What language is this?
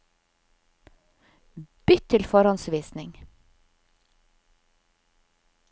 Norwegian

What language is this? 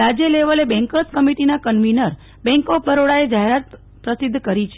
Gujarati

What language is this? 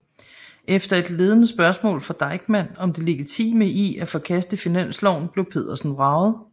Danish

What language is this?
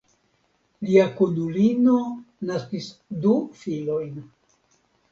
Esperanto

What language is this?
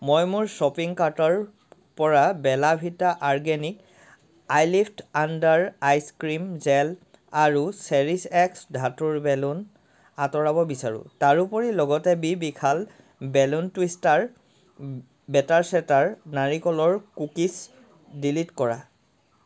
Assamese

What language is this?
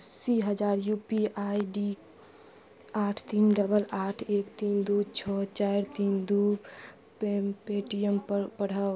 Maithili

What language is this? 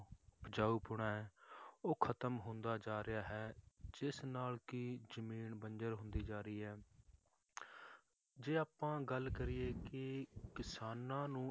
Punjabi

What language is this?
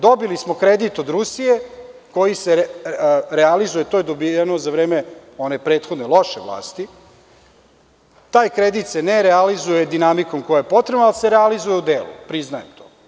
Serbian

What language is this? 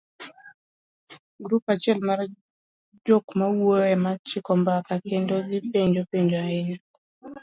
Luo (Kenya and Tanzania)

